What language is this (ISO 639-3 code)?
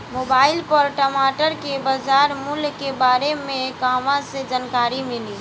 bho